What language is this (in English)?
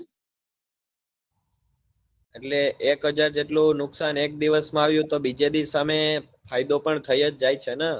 Gujarati